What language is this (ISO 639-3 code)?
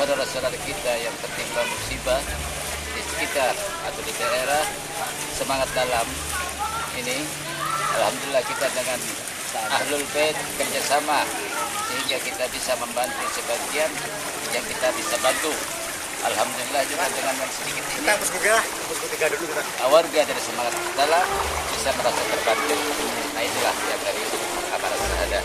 ind